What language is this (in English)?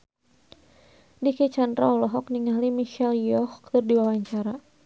Sundanese